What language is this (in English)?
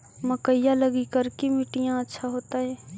Magahi